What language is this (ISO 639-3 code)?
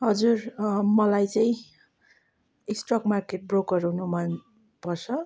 nep